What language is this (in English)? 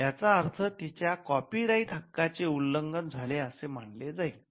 Marathi